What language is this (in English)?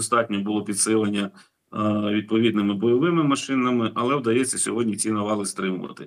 Ukrainian